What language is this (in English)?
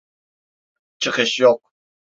Turkish